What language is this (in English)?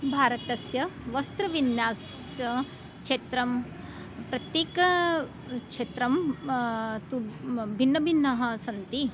Sanskrit